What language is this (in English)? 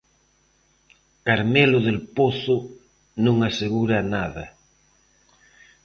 Galician